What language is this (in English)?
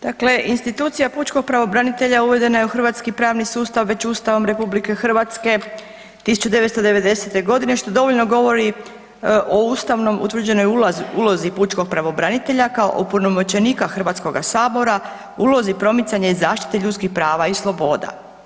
Croatian